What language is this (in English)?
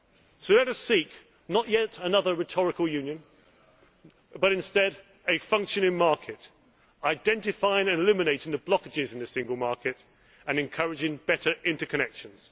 English